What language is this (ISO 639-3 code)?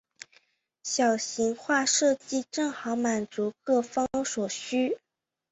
zho